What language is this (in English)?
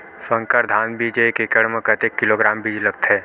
Chhattisgarhi